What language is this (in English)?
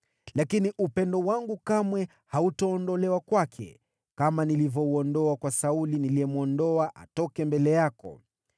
Swahili